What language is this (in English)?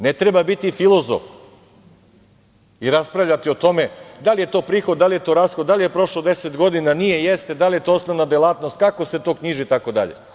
Serbian